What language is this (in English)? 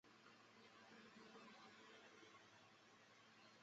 Chinese